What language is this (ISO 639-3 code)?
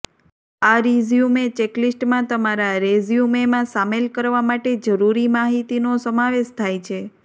guj